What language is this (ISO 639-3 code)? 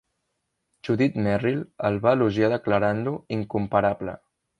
cat